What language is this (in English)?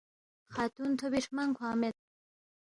Balti